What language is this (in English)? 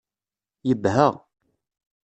Kabyle